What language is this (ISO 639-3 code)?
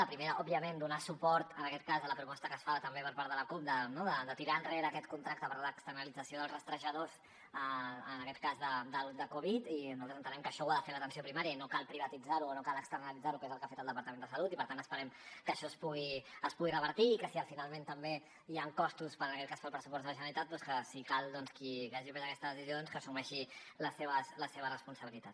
cat